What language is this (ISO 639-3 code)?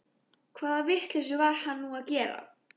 isl